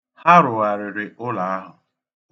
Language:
Igbo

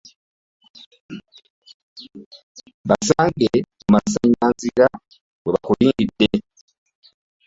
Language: Ganda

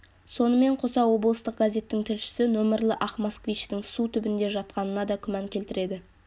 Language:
Kazakh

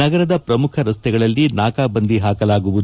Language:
Kannada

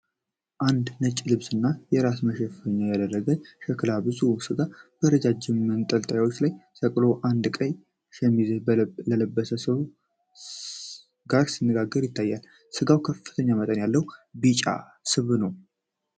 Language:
Amharic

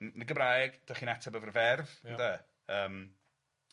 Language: Welsh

